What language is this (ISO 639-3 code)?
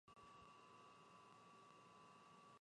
jpn